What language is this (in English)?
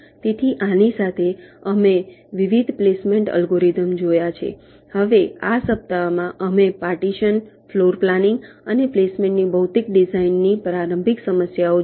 Gujarati